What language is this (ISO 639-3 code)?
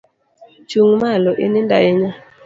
luo